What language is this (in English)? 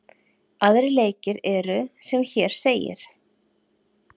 Icelandic